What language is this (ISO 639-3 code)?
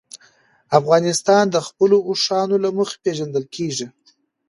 pus